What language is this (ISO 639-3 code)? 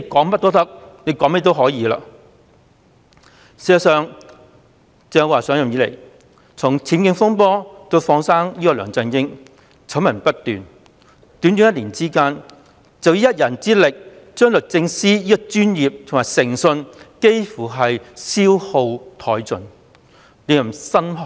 yue